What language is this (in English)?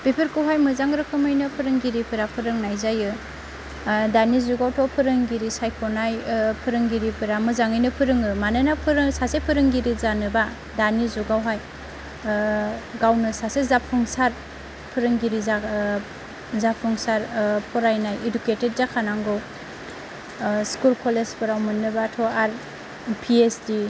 Bodo